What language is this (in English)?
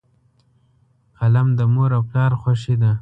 Pashto